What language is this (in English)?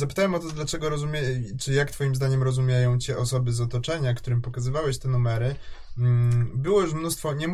Polish